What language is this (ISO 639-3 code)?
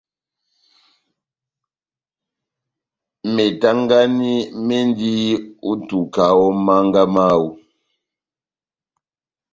bnm